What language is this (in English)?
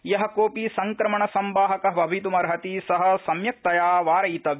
Sanskrit